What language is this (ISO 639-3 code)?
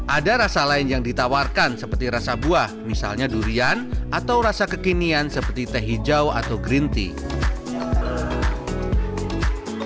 ind